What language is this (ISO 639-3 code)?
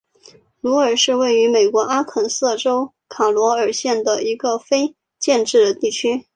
zho